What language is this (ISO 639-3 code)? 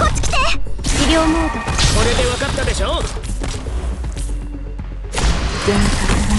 jpn